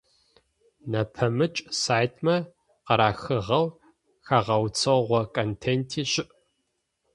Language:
Adyghe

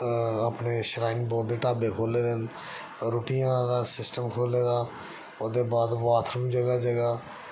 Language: Dogri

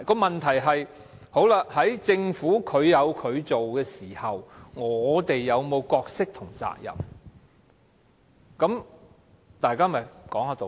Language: Cantonese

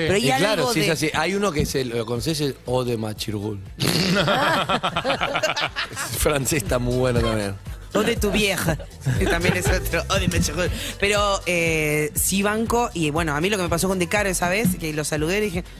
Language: Spanish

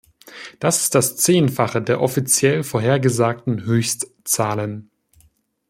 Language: German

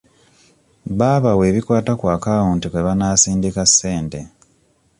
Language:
Ganda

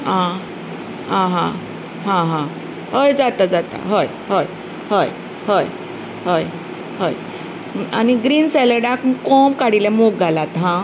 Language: Konkani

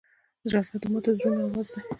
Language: Pashto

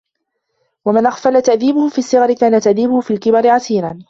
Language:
Arabic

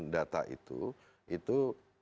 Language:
Indonesian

